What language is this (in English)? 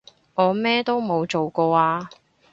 Cantonese